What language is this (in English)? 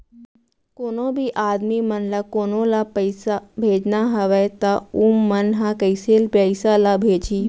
Chhattisgarhi